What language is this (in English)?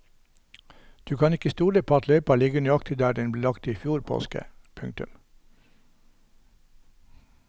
Norwegian